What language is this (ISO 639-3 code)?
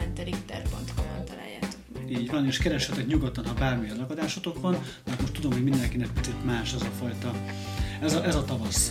hun